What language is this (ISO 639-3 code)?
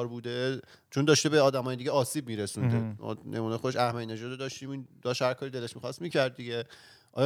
fas